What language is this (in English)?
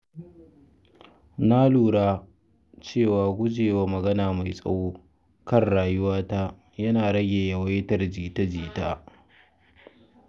Hausa